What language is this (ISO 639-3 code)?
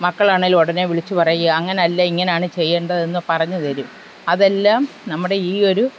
mal